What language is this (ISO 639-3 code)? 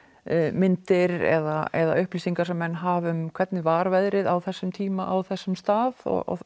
isl